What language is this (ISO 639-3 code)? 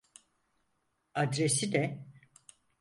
tur